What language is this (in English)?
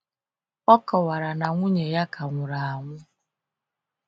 Igbo